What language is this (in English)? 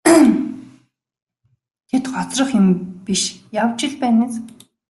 Mongolian